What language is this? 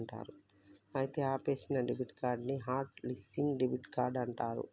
Telugu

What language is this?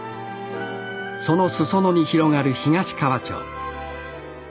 Japanese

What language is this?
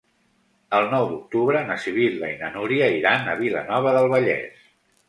Catalan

